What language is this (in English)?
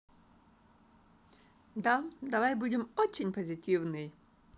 Russian